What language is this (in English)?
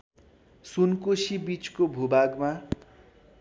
Nepali